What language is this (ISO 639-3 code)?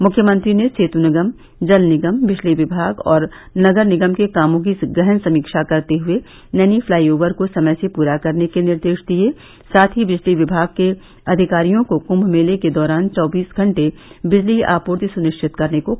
hin